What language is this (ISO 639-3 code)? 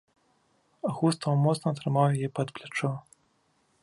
bel